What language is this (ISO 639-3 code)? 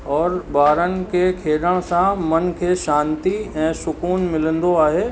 snd